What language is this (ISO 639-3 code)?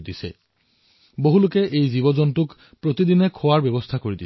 asm